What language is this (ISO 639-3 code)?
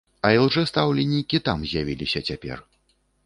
bel